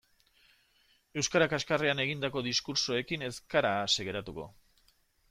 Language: Basque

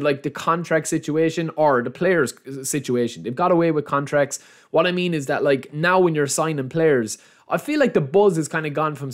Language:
English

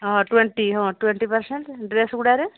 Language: Odia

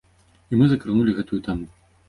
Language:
Belarusian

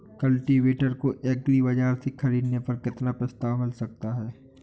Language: Hindi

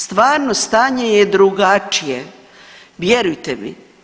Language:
Croatian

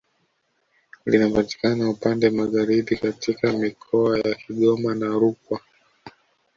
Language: Swahili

